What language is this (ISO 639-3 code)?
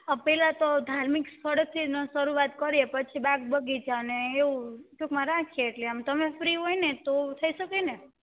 guj